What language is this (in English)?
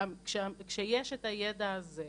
Hebrew